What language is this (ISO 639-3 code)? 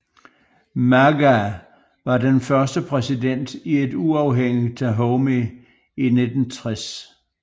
dan